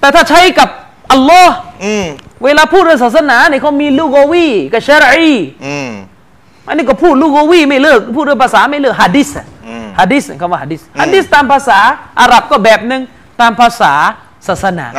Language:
Thai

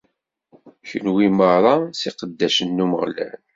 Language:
Kabyle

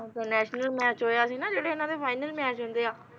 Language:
Punjabi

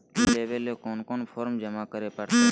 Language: Magahi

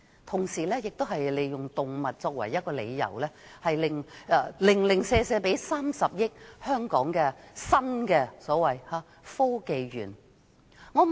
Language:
Cantonese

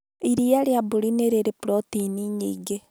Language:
Kikuyu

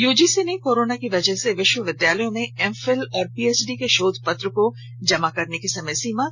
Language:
Hindi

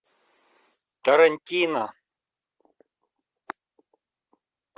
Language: Russian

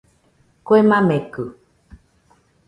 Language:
Nüpode Huitoto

